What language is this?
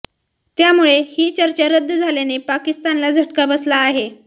Marathi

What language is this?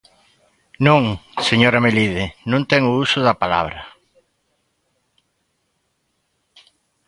Galician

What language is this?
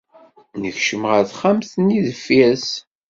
Kabyle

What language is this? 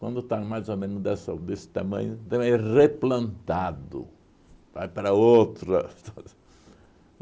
Portuguese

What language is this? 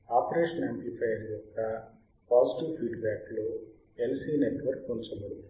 Telugu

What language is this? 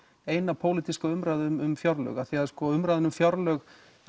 Icelandic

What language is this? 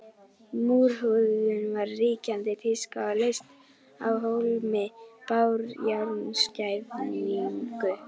Icelandic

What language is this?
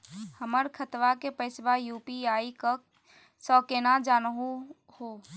Magahi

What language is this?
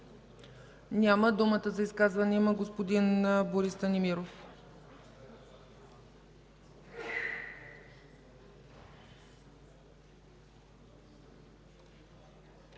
Bulgarian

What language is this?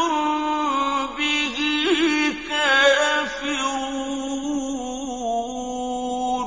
Arabic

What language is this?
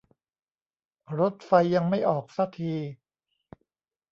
Thai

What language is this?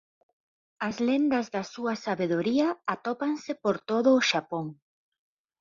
Galician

